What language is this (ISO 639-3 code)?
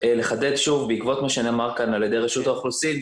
heb